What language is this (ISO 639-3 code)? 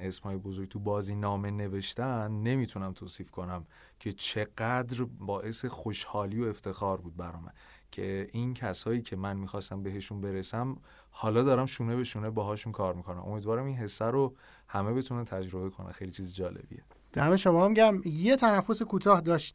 fas